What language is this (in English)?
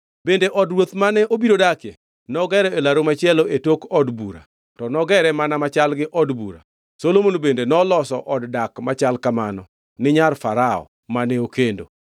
Luo (Kenya and Tanzania)